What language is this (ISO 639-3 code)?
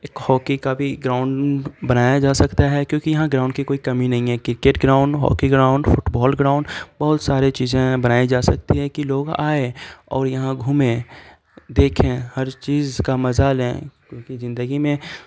urd